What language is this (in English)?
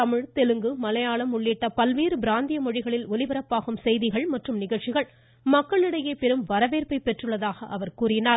Tamil